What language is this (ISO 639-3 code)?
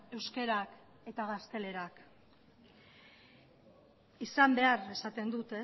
eus